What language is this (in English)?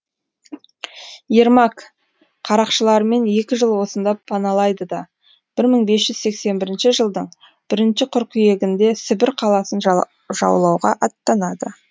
Kazakh